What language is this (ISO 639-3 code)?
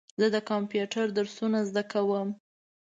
pus